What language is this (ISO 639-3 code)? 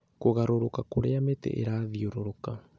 kik